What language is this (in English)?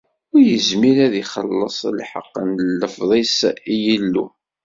Kabyle